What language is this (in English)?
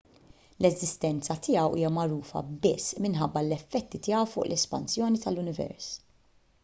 Maltese